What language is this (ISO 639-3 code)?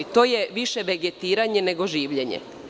srp